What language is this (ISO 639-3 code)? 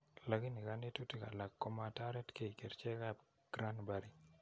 kln